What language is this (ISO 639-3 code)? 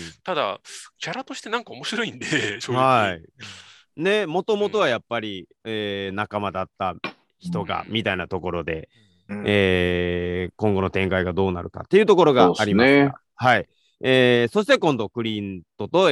jpn